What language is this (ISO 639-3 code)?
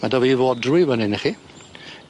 cym